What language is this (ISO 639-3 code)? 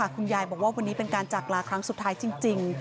tha